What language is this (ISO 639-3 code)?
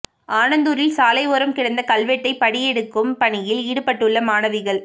tam